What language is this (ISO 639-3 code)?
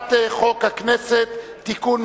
heb